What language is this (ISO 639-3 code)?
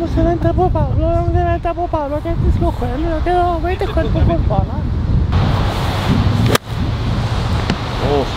swe